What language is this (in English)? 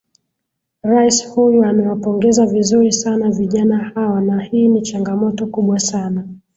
Swahili